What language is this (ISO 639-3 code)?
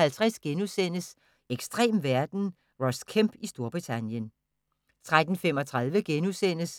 dan